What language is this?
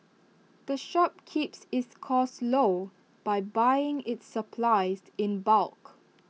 English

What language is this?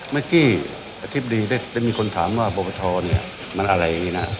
Thai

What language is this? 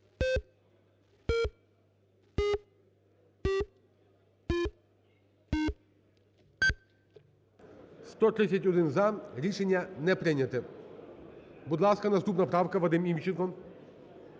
Ukrainian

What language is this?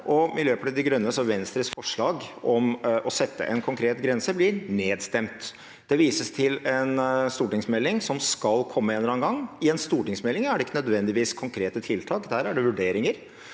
Norwegian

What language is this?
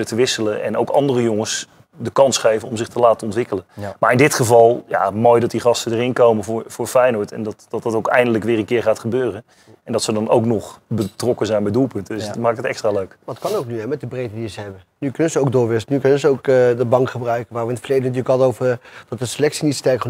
Dutch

